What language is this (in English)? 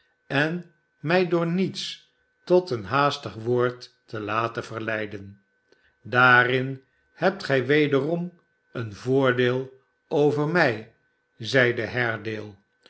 Dutch